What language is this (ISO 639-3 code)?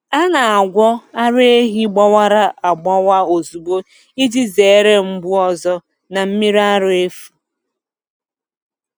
ibo